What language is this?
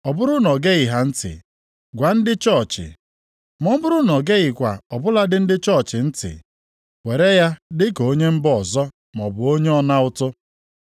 Igbo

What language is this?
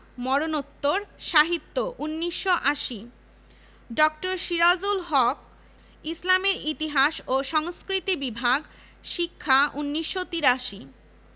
Bangla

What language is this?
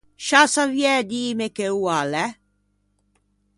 Ligurian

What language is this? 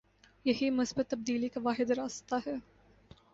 Urdu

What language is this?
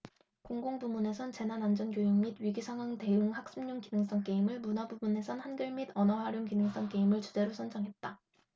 Korean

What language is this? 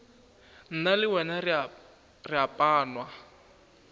Northern Sotho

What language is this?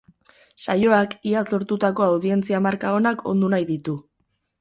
Basque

